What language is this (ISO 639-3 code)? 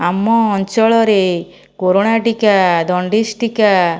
ori